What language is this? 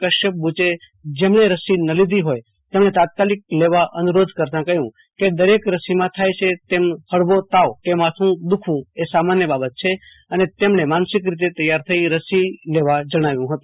Gujarati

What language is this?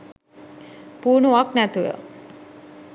Sinhala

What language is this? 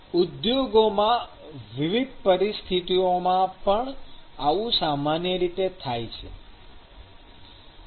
Gujarati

